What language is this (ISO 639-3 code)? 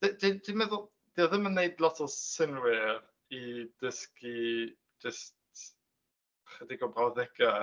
cym